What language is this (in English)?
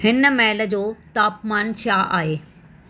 Sindhi